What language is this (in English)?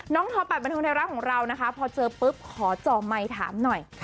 Thai